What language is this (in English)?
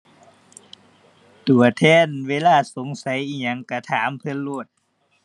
Thai